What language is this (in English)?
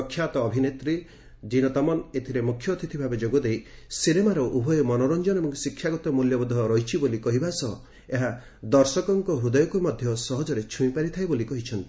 Odia